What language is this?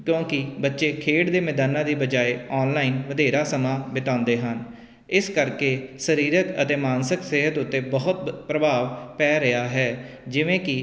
Punjabi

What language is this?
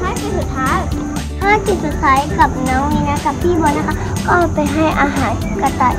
Thai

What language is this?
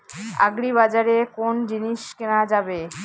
Bangla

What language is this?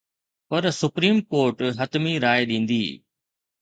Sindhi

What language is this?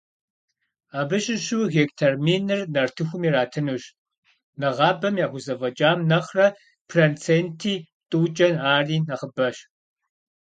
Kabardian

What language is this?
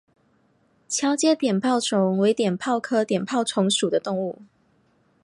Chinese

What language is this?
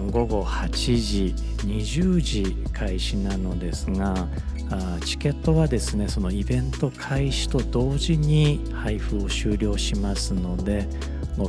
Japanese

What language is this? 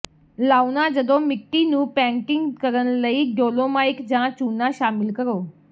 Punjabi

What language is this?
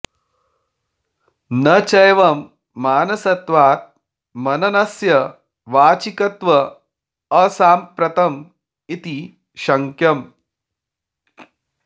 Sanskrit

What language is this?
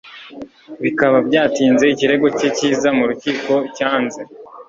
Kinyarwanda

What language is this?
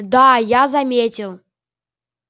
Russian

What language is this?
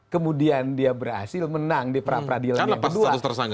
Indonesian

